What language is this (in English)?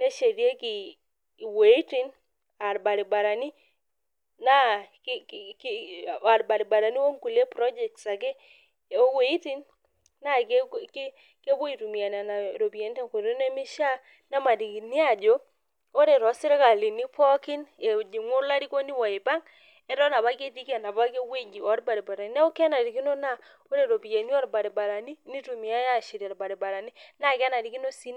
Masai